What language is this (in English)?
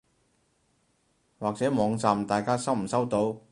Cantonese